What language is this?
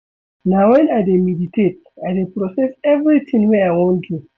Nigerian Pidgin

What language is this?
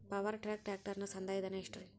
Kannada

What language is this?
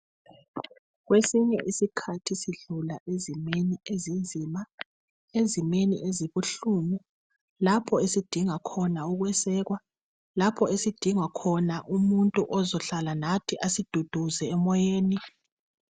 North Ndebele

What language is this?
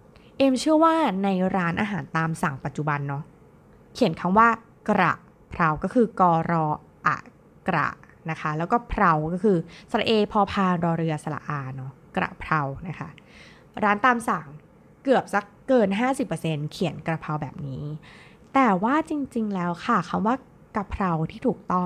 Thai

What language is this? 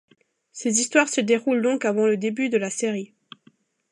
French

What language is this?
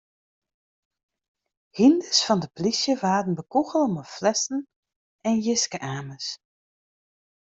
Western Frisian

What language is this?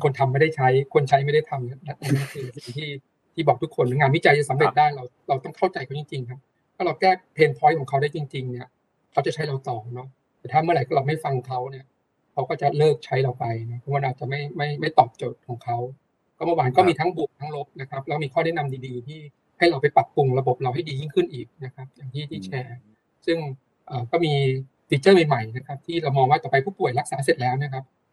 Thai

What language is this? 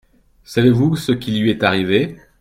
French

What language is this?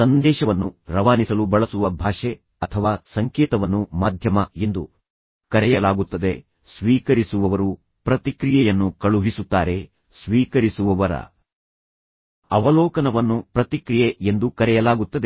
Kannada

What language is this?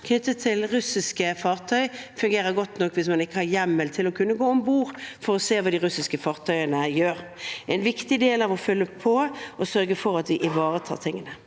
Norwegian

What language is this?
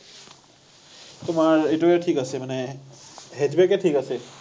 Assamese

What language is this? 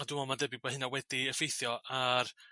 Welsh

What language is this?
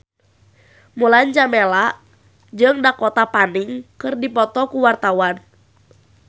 Sundanese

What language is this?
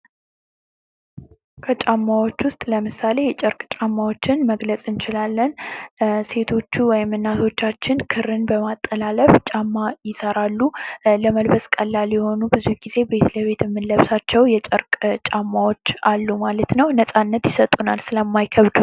Amharic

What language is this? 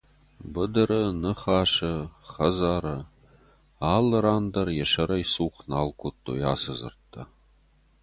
Ossetic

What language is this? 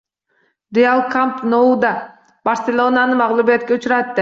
Uzbek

